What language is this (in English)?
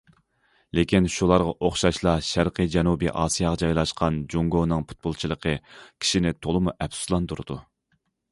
Uyghur